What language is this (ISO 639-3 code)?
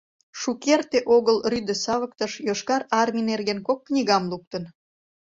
chm